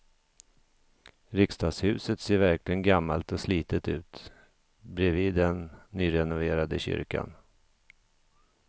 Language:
Swedish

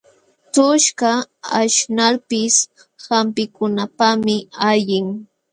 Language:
Jauja Wanca Quechua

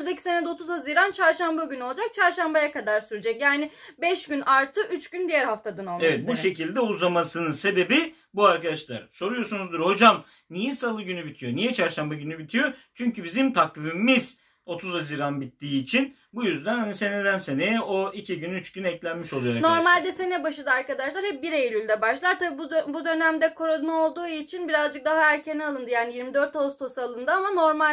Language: Turkish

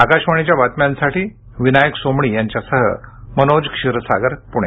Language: Marathi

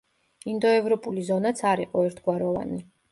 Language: Georgian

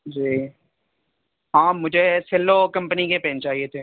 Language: Urdu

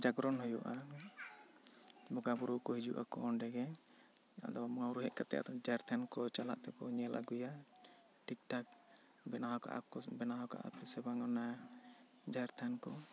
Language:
Santali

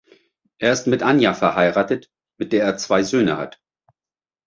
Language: German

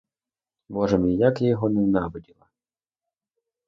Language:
Ukrainian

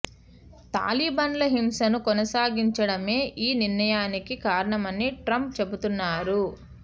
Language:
Telugu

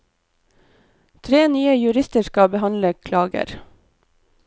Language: Norwegian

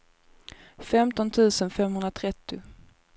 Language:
Swedish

